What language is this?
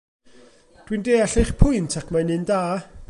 Welsh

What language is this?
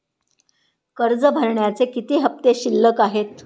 Marathi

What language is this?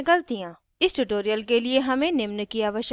Hindi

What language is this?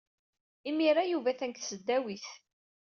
Kabyle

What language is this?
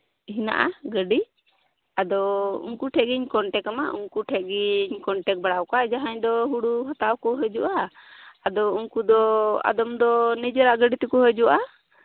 Santali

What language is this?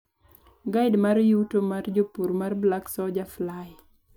Luo (Kenya and Tanzania)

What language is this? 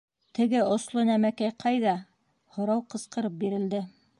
Bashkir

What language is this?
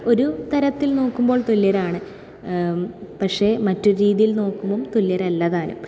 Malayalam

